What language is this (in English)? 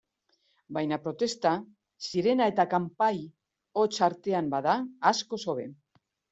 Basque